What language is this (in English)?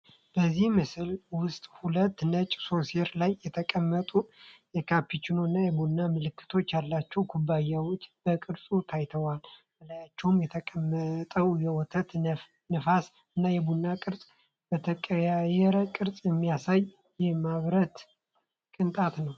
Amharic